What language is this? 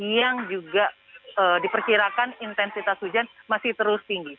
Indonesian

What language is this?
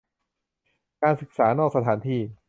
Thai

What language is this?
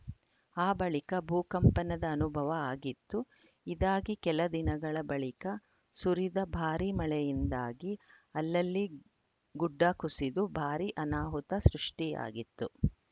Kannada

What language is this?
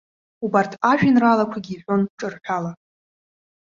Abkhazian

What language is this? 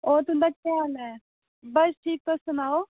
Dogri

